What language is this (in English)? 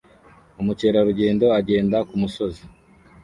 Kinyarwanda